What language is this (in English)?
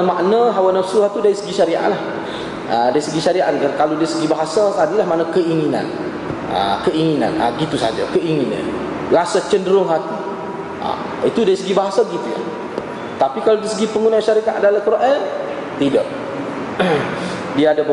Malay